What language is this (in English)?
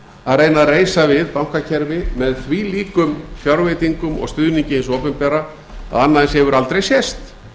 Icelandic